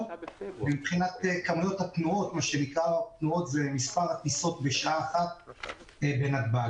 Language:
Hebrew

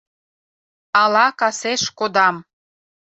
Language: Mari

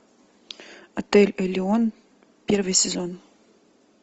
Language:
Russian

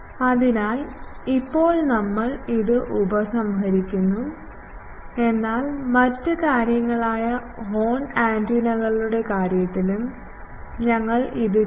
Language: Malayalam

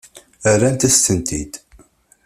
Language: Kabyle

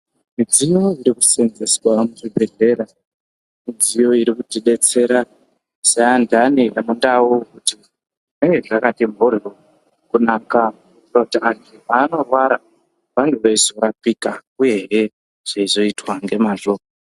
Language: Ndau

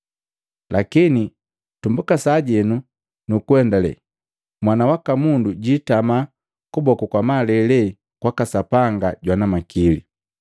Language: Matengo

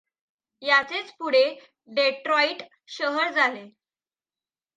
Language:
Marathi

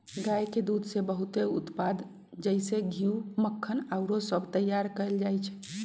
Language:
Magahi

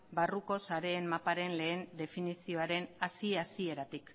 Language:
Basque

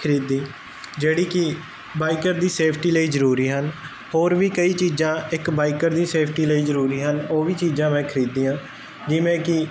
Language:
Punjabi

